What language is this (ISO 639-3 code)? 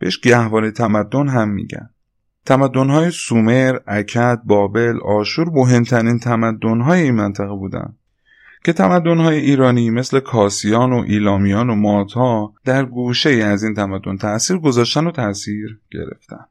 fas